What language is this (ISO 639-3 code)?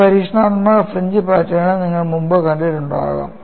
mal